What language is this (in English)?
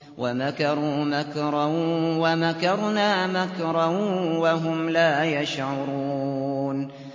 Arabic